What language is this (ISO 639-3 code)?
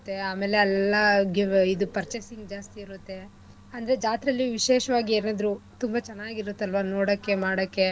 kan